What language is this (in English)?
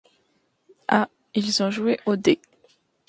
French